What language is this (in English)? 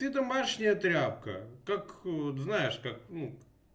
Russian